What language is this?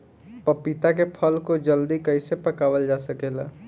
Bhojpuri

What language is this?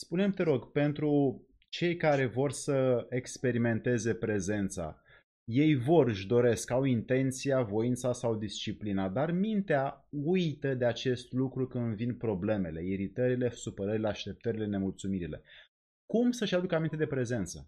Romanian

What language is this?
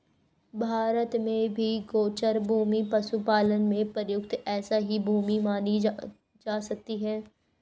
Hindi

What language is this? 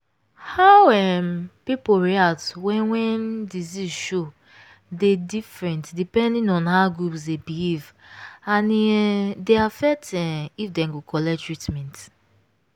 Nigerian Pidgin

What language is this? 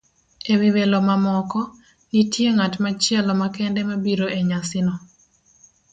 Luo (Kenya and Tanzania)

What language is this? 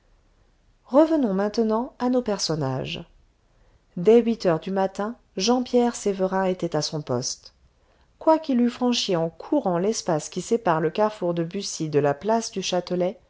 French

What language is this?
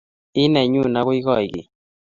Kalenjin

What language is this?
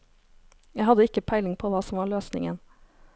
Norwegian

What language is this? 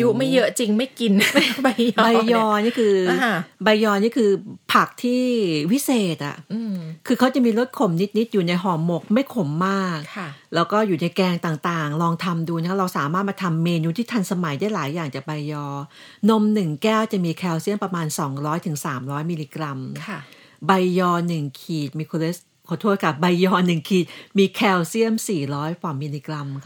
Thai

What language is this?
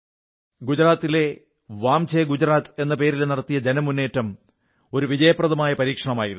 Malayalam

